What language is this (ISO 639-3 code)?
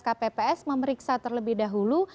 ind